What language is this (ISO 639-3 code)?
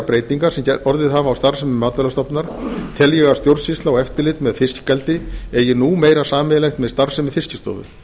isl